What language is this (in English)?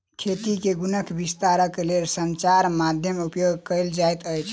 Maithili